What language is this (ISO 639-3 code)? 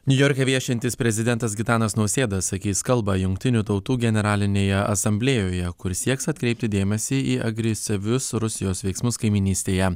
lit